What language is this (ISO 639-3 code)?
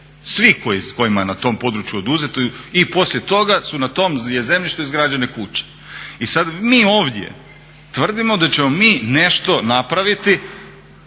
hrv